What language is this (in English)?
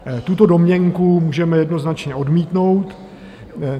Czech